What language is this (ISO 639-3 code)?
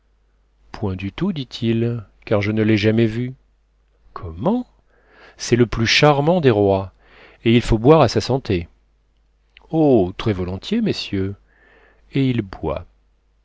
fra